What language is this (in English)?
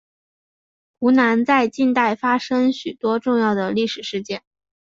Chinese